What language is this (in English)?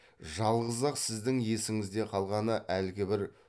Kazakh